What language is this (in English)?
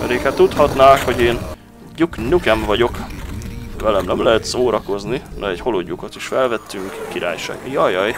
Hungarian